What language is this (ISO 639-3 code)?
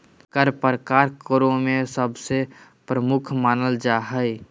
mag